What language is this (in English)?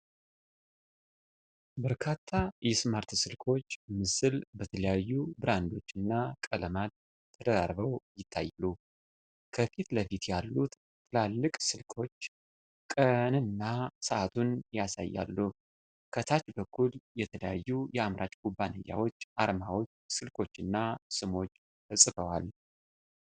Amharic